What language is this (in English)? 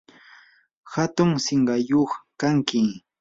Yanahuanca Pasco Quechua